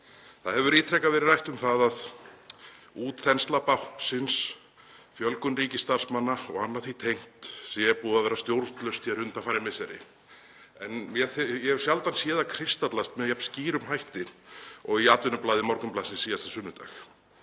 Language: Icelandic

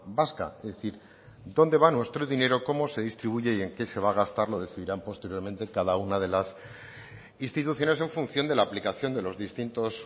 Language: Spanish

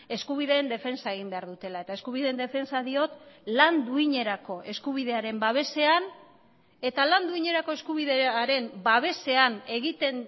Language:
Basque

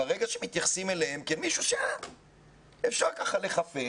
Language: Hebrew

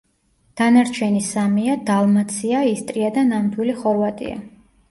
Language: Georgian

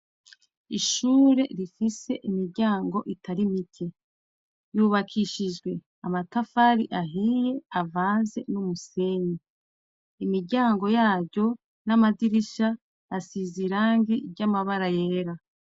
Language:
Rundi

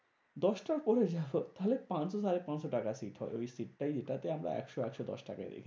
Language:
Bangla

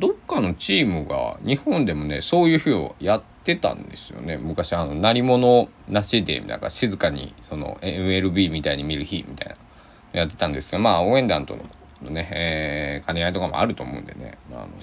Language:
Japanese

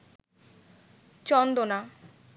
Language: Bangla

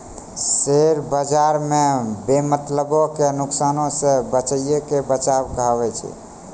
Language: Maithili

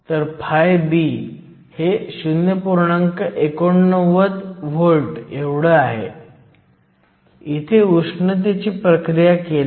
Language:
Marathi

